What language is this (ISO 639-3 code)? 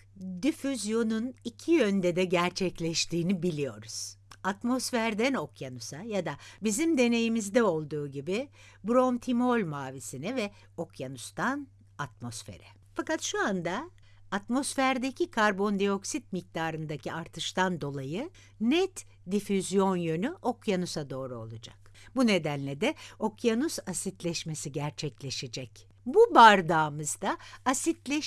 tur